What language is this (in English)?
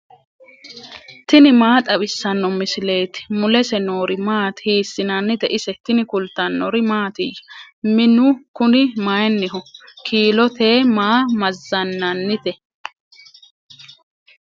Sidamo